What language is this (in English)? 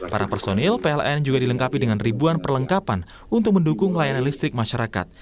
Indonesian